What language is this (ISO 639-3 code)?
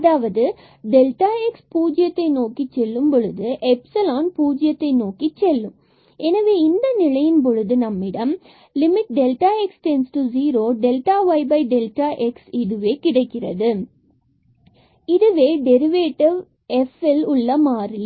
tam